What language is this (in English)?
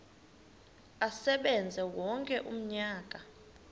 Xhosa